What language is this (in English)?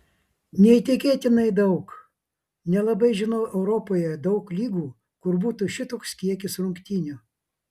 Lithuanian